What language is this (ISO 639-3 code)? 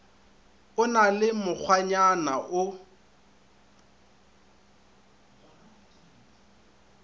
nso